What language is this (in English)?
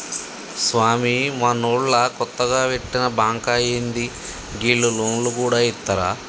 Telugu